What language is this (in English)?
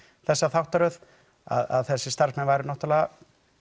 Icelandic